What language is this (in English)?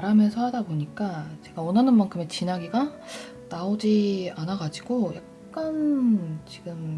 Korean